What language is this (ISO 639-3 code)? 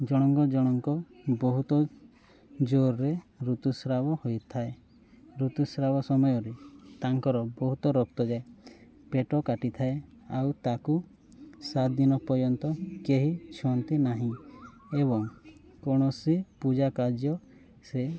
ori